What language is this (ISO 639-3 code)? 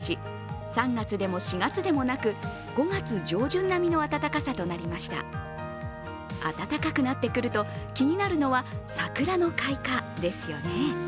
jpn